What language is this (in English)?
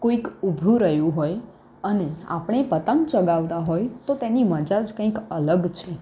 Gujarati